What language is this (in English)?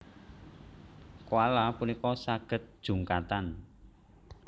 Javanese